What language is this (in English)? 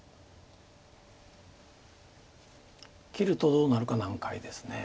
Japanese